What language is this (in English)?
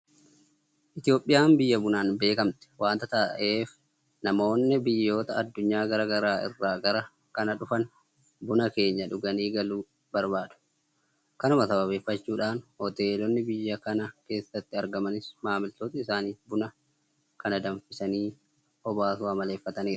Oromo